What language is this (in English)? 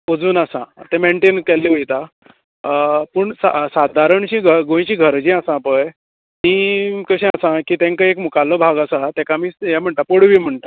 Konkani